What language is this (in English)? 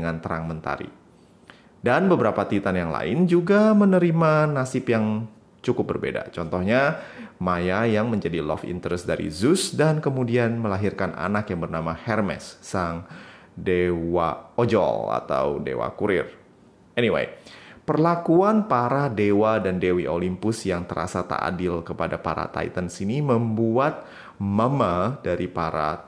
Indonesian